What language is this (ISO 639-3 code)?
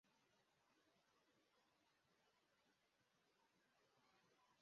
kin